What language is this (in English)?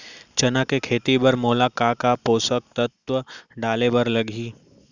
Chhattisgarhi